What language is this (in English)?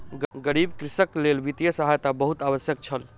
Maithili